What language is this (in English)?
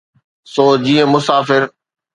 Sindhi